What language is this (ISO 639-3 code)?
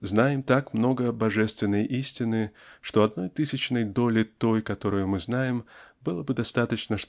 rus